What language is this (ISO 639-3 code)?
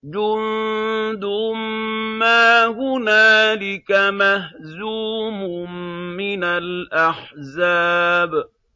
ara